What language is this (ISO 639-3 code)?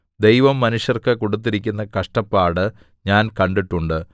mal